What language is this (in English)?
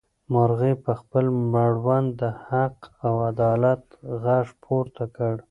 Pashto